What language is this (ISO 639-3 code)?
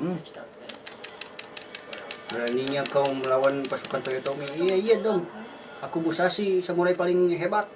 ind